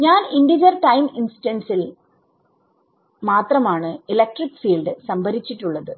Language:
Malayalam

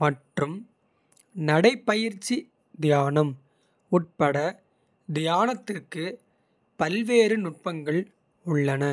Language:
Kota (India)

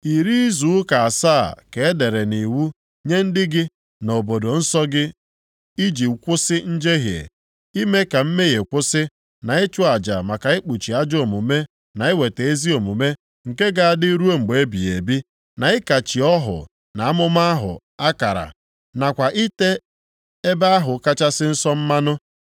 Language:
Igbo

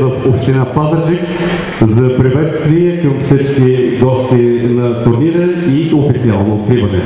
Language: Bulgarian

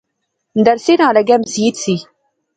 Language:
Pahari-Potwari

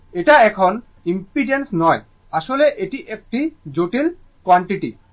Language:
Bangla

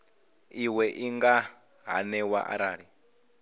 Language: Venda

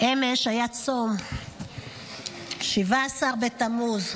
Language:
Hebrew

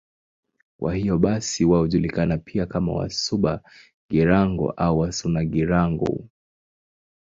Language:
Swahili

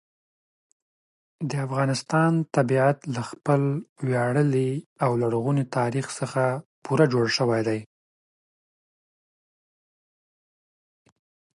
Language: Pashto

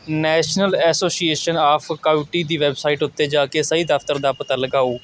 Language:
Punjabi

